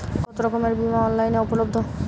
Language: Bangla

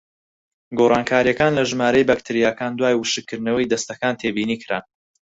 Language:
Central Kurdish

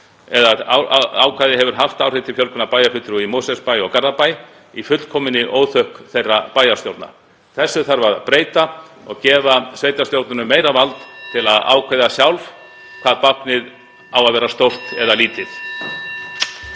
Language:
Icelandic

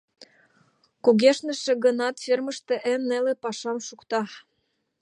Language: Mari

